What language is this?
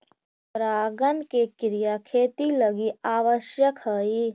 Magahi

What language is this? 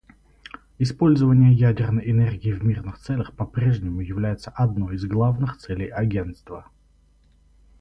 Russian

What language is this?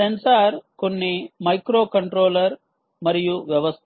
Telugu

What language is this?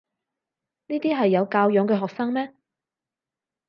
Cantonese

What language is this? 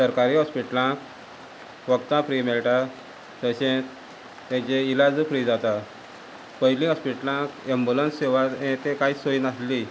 Konkani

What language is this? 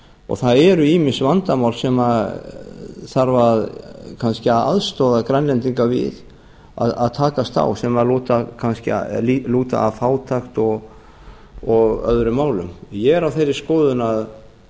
Icelandic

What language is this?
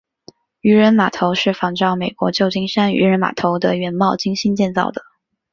Chinese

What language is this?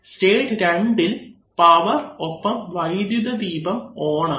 Malayalam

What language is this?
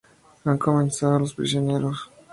Spanish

